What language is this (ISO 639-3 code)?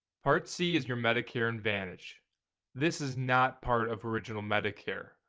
eng